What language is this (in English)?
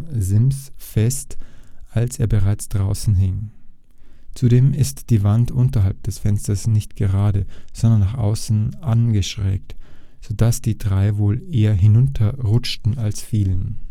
German